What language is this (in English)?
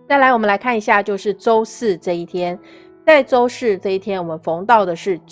Chinese